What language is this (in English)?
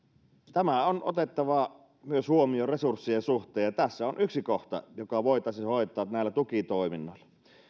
Finnish